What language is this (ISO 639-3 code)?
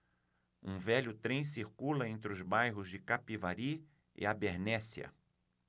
por